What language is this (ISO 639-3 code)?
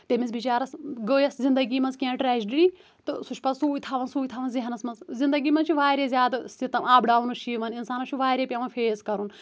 kas